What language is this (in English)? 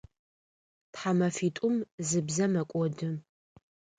Adyghe